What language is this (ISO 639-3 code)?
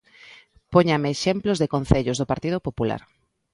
glg